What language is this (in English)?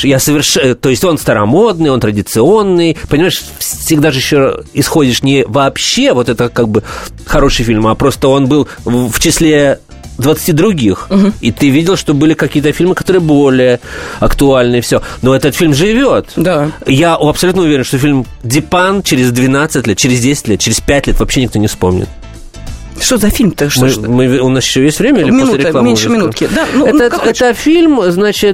Russian